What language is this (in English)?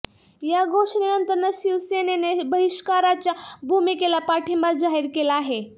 Marathi